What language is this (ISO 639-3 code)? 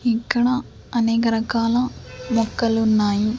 tel